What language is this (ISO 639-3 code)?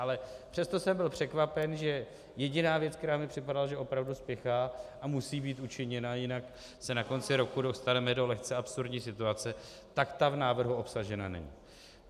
ces